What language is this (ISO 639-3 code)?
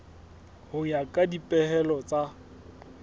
sot